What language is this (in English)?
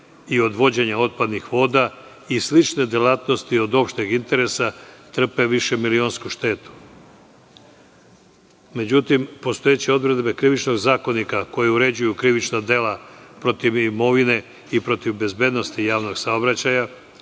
Serbian